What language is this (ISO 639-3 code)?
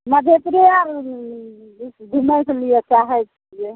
mai